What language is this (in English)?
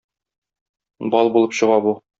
Tatar